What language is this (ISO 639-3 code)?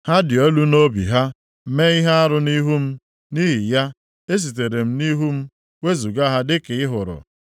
ibo